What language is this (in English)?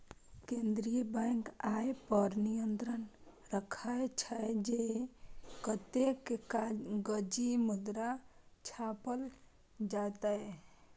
Maithili